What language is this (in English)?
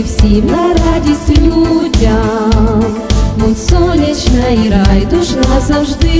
Ukrainian